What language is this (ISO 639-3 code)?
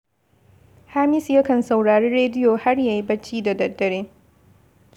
hau